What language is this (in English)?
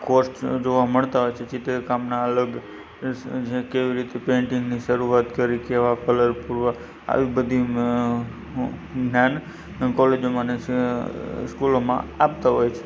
Gujarati